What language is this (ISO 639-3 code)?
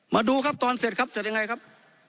tha